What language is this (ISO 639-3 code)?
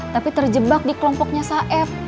ind